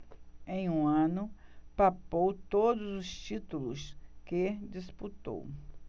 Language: Portuguese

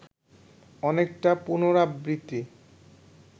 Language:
Bangla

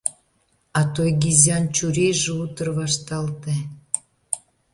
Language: Mari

